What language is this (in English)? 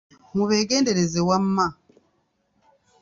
Ganda